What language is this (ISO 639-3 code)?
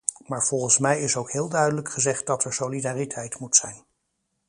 nld